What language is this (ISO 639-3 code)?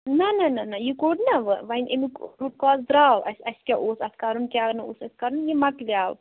kas